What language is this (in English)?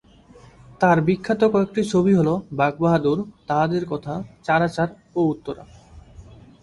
Bangla